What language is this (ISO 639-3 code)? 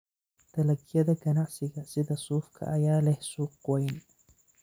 som